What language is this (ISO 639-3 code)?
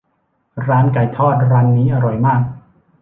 tha